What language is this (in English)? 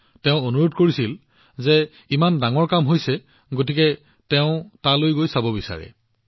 Assamese